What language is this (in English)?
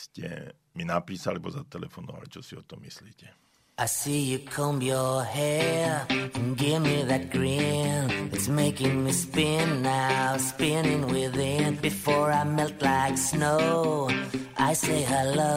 Slovak